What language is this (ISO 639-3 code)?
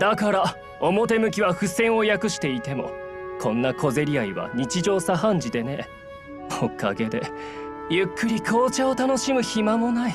jpn